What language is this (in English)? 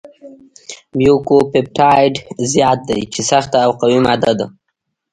Pashto